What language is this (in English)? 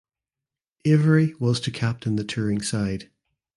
English